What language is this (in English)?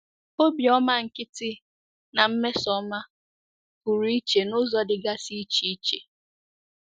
Igbo